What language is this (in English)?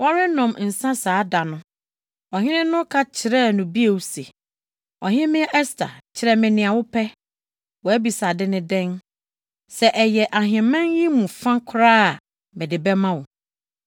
Akan